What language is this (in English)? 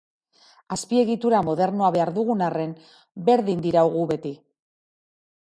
Basque